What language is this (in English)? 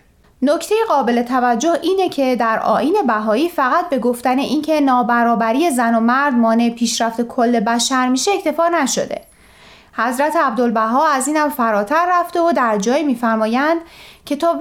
Persian